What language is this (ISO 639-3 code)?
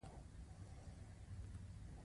pus